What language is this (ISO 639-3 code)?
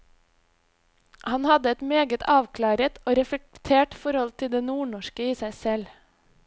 nor